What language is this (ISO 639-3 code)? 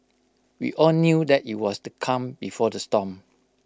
eng